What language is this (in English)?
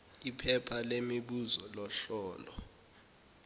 Zulu